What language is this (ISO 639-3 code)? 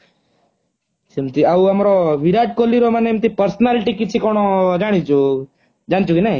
ori